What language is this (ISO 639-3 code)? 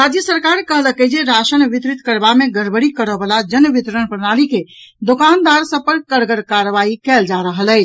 mai